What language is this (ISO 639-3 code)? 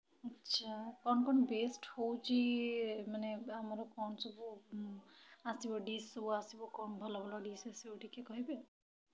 ori